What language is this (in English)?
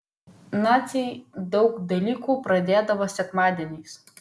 Lithuanian